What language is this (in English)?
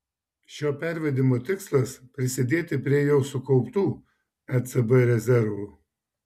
Lithuanian